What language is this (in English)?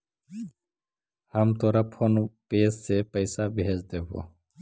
Magahi